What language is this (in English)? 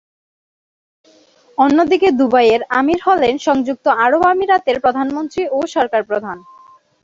Bangla